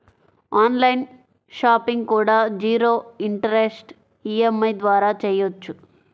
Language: Telugu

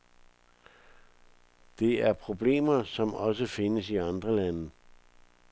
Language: Danish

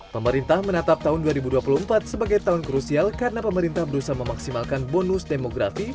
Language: Indonesian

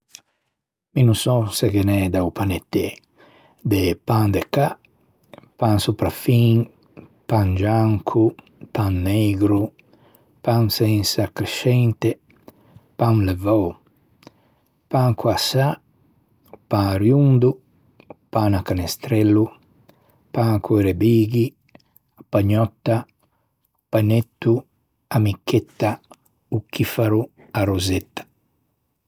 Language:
Ligurian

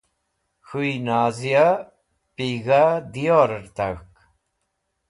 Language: Wakhi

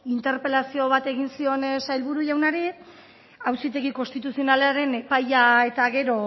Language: Basque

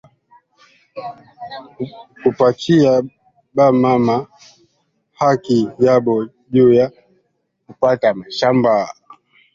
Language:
Swahili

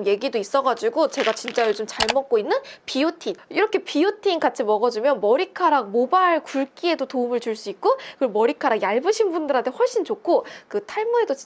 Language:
Korean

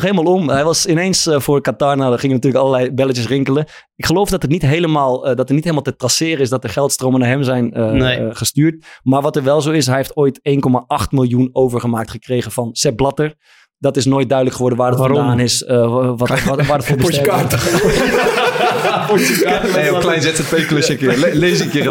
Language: Dutch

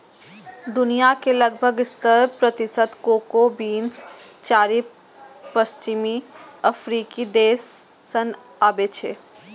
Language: Maithili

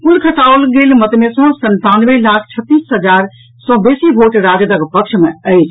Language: Maithili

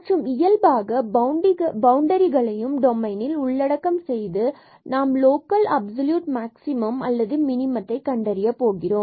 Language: Tamil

